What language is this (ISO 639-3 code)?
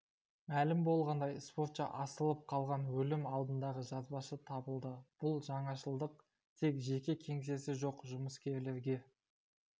kaz